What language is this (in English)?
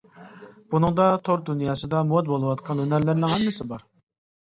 Uyghur